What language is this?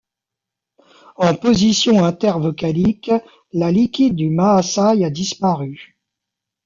French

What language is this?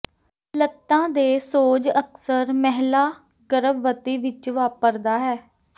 Punjabi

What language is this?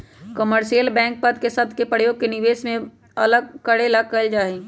Magahi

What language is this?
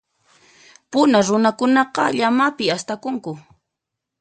Puno Quechua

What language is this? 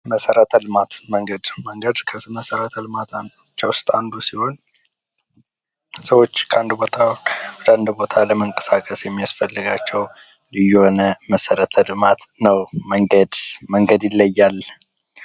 Amharic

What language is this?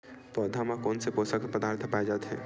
Chhattisgarhi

